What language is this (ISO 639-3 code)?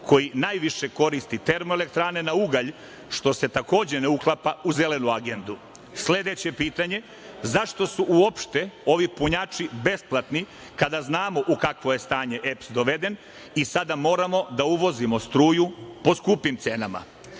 srp